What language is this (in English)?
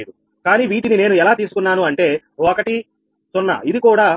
Telugu